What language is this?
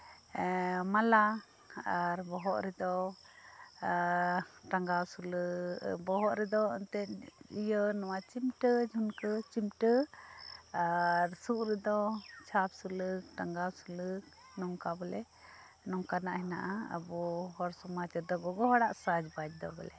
Santali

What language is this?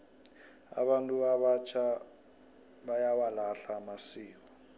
South Ndebele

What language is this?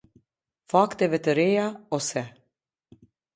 Albanian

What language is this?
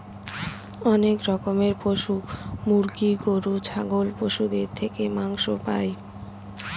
Bangla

